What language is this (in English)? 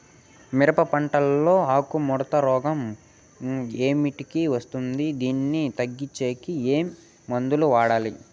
Telugu